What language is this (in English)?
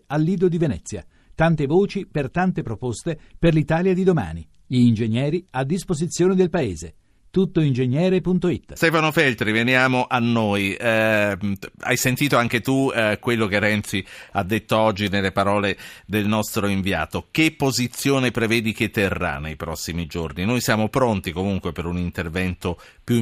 Italian